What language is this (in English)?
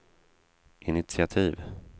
Swedish